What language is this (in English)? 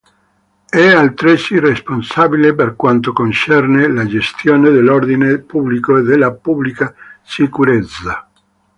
Italian